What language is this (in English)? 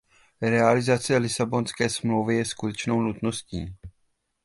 Czech